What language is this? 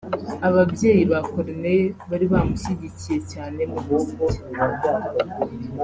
Kinyarwanda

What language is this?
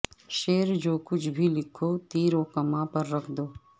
Urdu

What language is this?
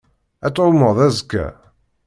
Kabyle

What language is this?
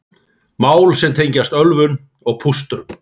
Icelandic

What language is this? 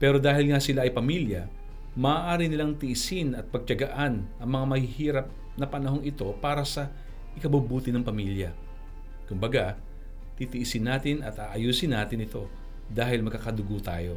Filipino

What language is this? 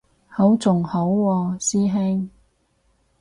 Cantonese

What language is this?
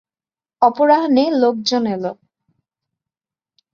Bangla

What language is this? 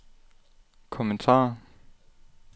Danish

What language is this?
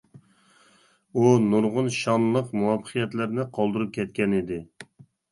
Uyghur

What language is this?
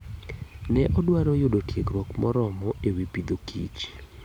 Luo (Kenya and Tanzania)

